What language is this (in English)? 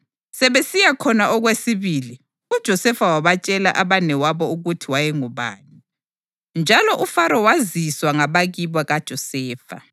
North Ndebele